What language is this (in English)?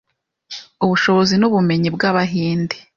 Kinyarwanda